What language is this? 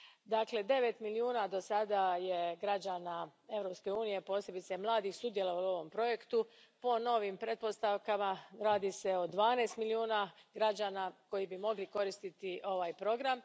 Croatian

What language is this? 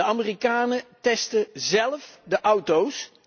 Dutch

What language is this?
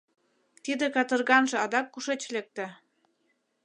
Mari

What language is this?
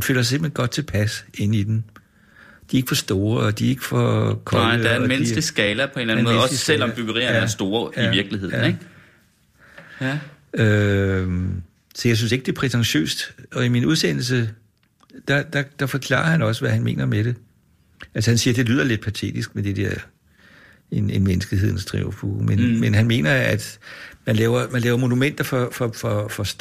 Danish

